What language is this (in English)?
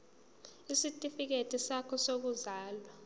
Zulu